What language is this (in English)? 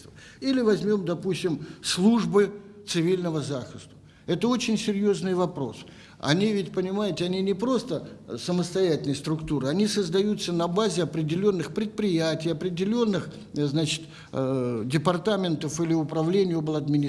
Russian